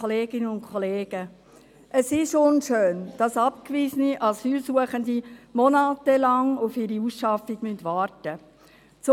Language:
Swiss German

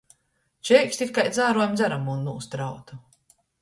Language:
Latgalian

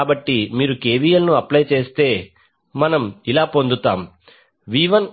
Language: Telugu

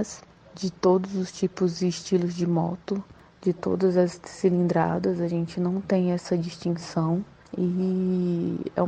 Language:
Portuguese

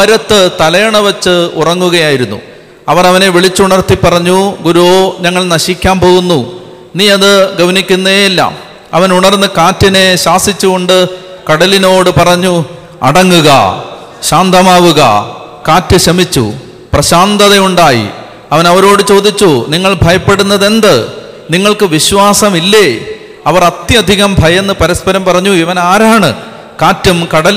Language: Malayalam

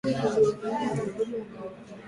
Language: Swahili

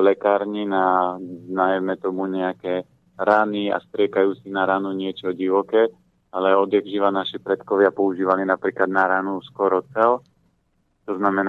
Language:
Slovak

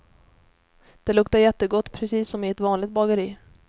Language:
Swedish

